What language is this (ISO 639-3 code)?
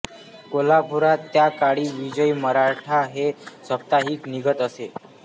mar